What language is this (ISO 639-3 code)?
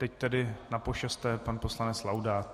ces